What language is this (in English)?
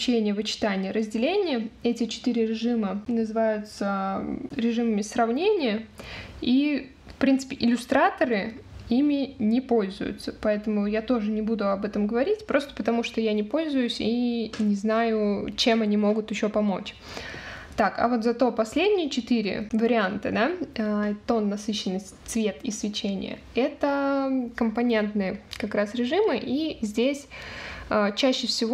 Russian